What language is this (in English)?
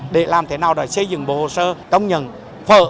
Vietnamese